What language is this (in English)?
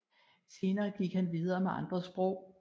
Danish